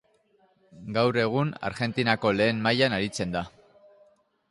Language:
Basque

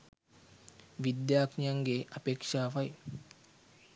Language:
Sinhala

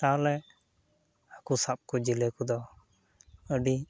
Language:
Santali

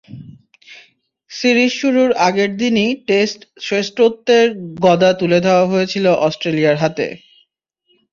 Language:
Bangla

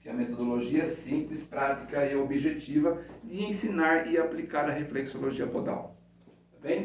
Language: Portuguese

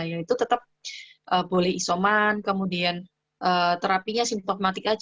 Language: Indonesian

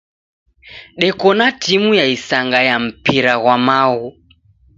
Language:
Taita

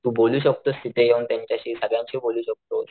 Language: Marathi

